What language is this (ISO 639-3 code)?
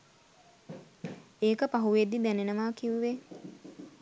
sin